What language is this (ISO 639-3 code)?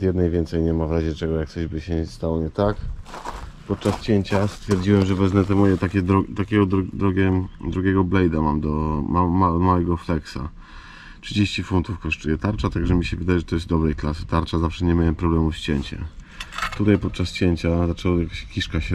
pol